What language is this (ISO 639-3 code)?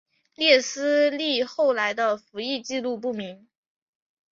zho